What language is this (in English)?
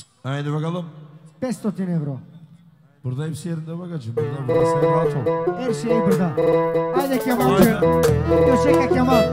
Turkish